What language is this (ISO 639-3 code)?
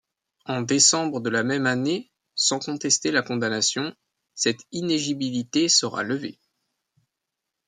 fra